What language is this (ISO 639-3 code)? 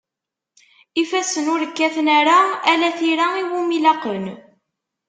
kab